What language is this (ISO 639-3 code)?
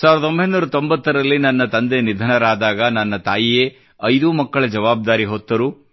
kan